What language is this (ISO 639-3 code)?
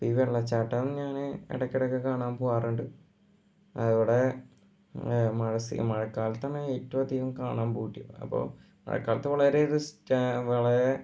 mal